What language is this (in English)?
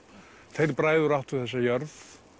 Icelandic